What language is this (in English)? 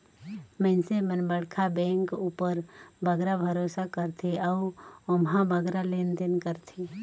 Chhattisgarhi